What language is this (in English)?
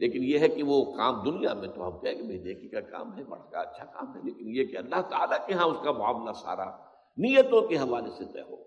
Urdu